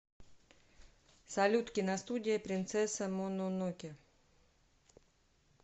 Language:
Russian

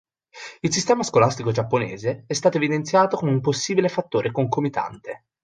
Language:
Italian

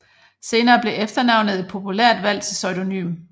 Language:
Danish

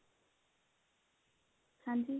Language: Punjabi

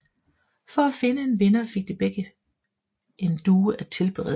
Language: Danish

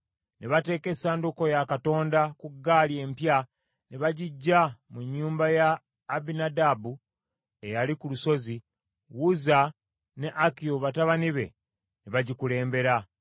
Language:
Ganda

